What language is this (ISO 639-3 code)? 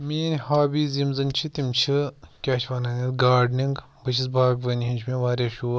kas